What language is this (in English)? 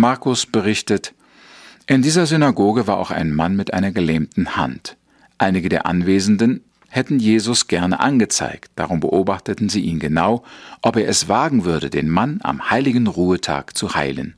German